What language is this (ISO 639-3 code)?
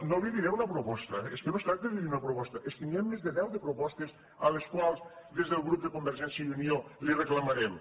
cat